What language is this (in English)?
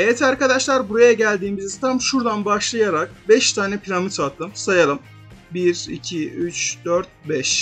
Turkish